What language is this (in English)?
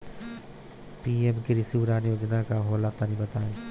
Bhojpuri